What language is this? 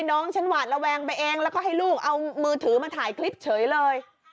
Thai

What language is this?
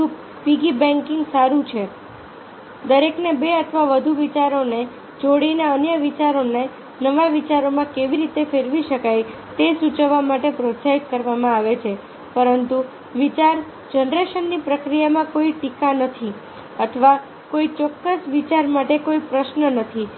Gujarati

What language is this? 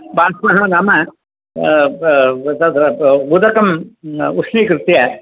Sanskrit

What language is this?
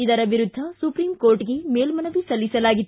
Kannada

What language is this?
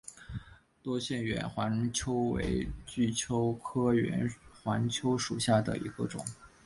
Chinese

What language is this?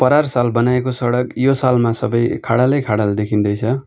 Nepali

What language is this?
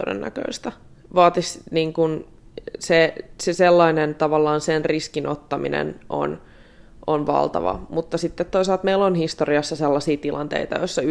Finnish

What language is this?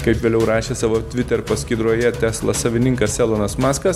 Lithuanian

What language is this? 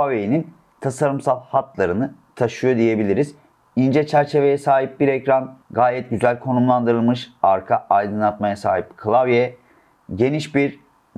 Turkish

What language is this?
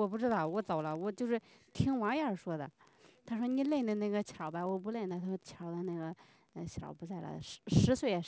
Chinese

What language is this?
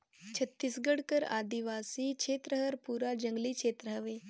Chhattisgarhi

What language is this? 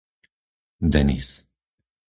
Slovak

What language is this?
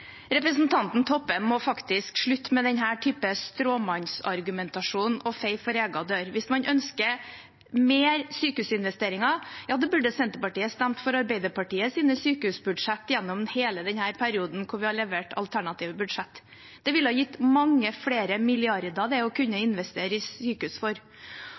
Norwegian Bokmål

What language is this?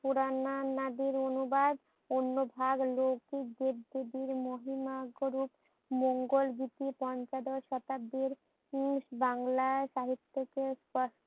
Bangla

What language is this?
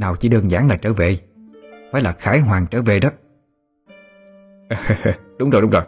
Vietnamese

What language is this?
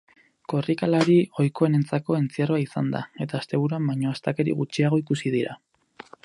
Basque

